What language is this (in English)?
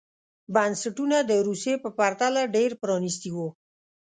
Pashto